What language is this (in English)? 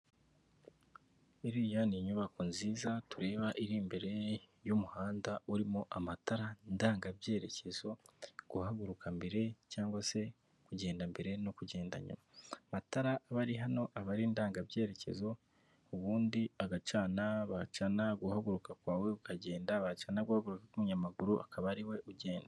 Kinyarwanda